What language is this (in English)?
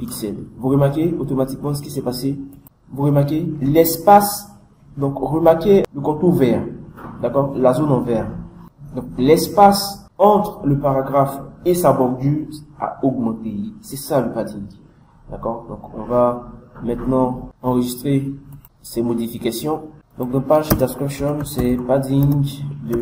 French